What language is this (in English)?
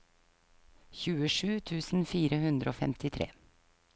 Norwegian